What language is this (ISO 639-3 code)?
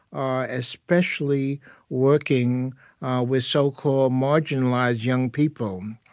eng